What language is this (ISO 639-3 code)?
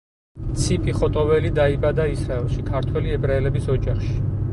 kat